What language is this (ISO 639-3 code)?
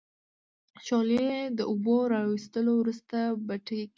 pus